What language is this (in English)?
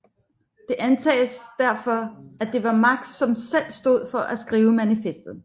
Danish